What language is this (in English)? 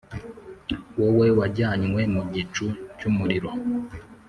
Kinyarwanda